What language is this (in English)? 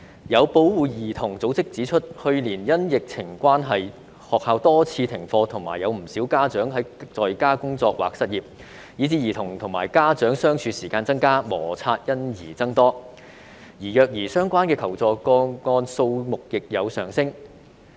Cantonese